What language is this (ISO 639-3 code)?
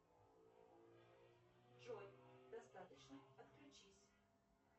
rus